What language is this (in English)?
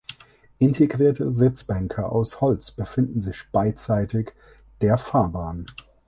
German